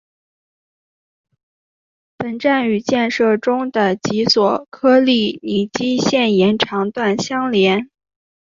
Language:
Chinese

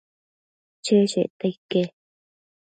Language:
Matsés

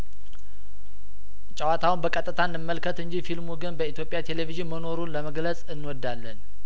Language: Amharic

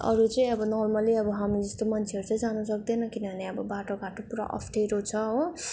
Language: Nepali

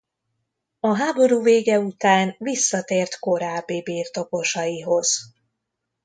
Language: Hungarian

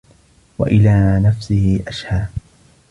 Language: Arabic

